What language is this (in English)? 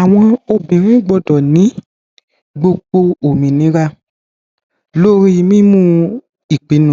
Yoruba